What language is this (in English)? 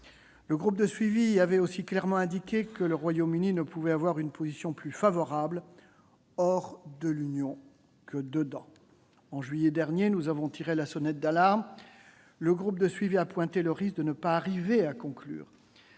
French